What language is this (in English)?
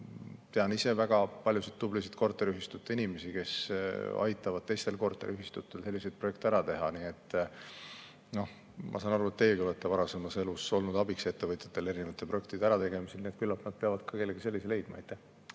Estonian